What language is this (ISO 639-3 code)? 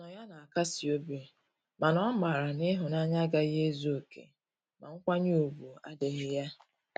ibo